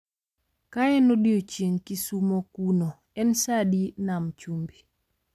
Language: Luo (Kenya and Tanzania)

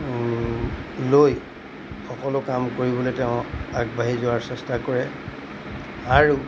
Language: Assamese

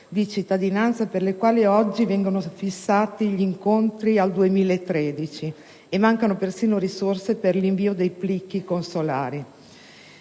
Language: Italian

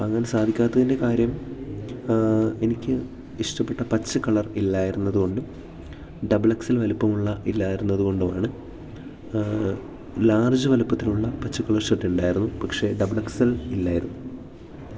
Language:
Malayalam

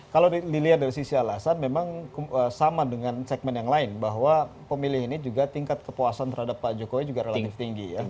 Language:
Indonesian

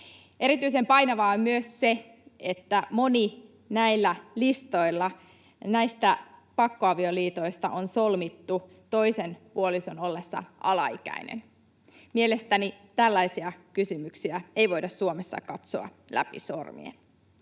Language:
Finnish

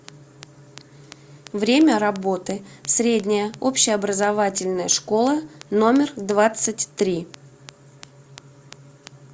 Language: Russian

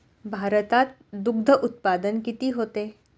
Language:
Marathi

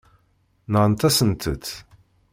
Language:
Kabyle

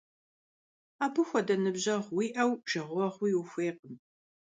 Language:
Kabardian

